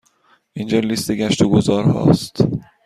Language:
Persian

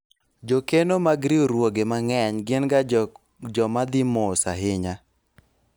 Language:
Luo (Kenya and Tanzania)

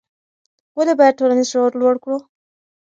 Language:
Pashto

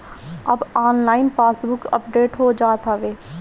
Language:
Bhojpuri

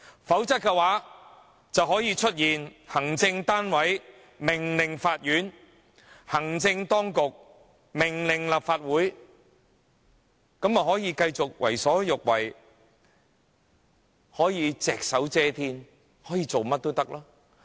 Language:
Cantonese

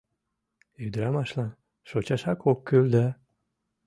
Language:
Mari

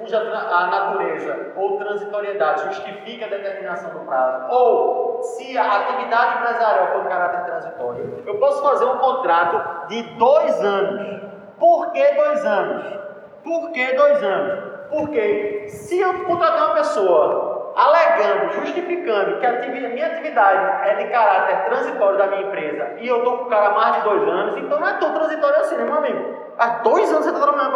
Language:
Portuguese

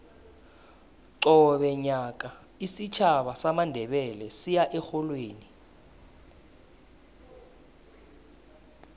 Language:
South Ndebele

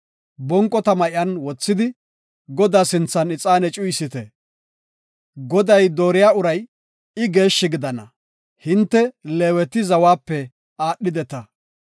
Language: Gofa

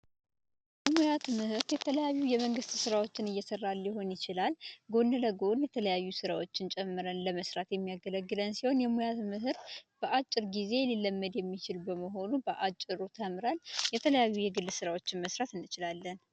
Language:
Amharic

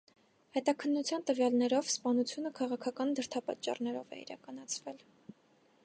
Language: Armenian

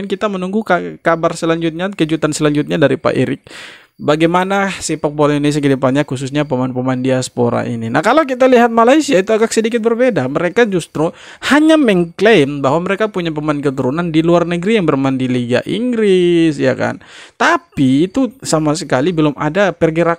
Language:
Indonesian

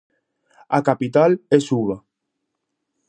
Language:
Galician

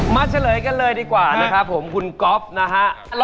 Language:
Thai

